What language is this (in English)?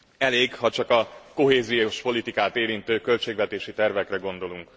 Hungarian